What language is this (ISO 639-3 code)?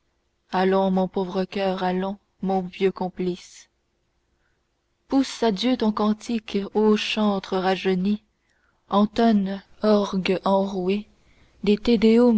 fra